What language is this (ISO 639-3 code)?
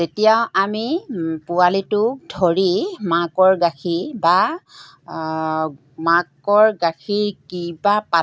asm